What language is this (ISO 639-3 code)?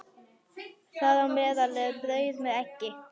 isl